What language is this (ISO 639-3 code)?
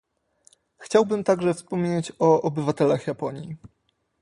pol